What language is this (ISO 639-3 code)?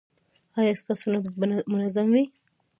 pus